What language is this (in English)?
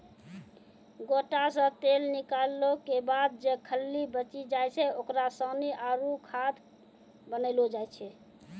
Maithili